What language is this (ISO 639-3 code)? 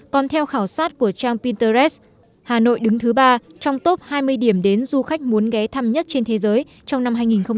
vie